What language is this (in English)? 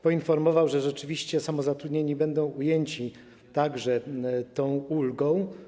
Polish